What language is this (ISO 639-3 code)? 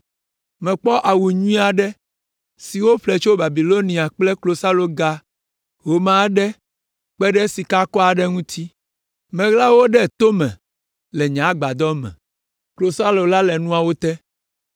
ewe